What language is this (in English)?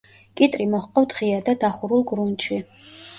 Georgian